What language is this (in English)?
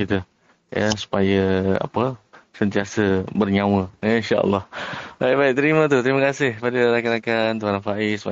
Malay